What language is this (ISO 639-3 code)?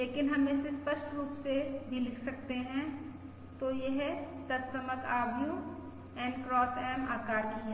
hin